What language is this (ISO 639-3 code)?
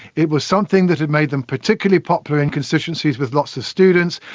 eng